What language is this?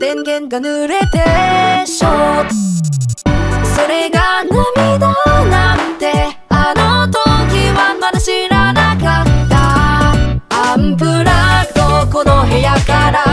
Japanese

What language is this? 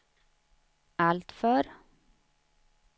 Swedish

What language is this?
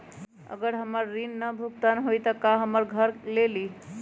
Magahi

